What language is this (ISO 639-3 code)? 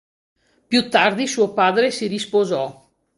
ita